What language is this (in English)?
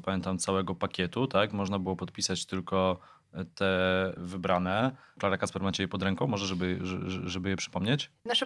Polish